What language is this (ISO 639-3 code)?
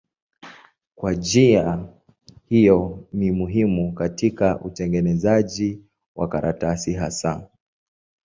swa